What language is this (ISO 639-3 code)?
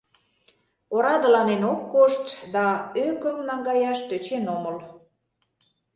chm